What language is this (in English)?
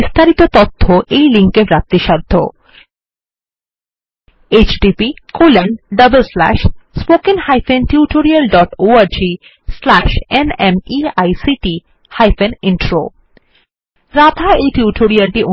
Bangla